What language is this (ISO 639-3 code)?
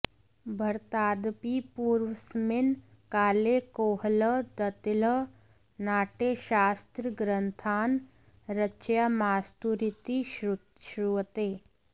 san